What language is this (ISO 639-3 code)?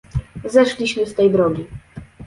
pol